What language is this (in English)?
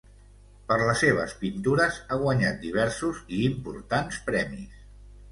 Catalan